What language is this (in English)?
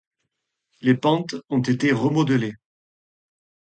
French